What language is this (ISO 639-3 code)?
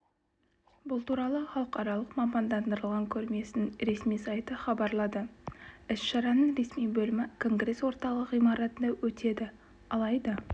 kaz